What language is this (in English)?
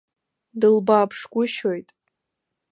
Abkhazian